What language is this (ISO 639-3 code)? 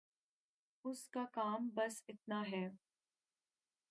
urd